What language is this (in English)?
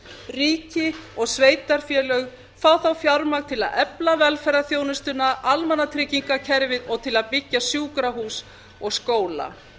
Icelandic